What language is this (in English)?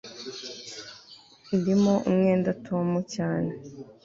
Kinyarwanda